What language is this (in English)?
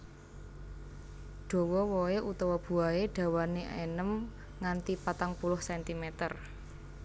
Javanese